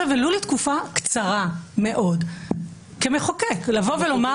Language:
Hebrew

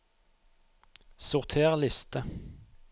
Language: Norwegian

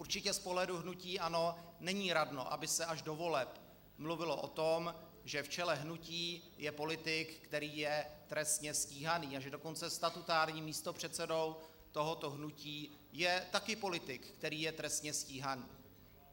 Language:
Czech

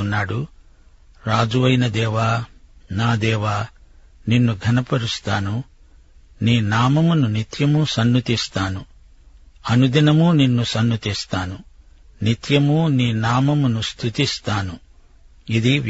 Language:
Telugu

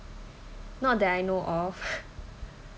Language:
English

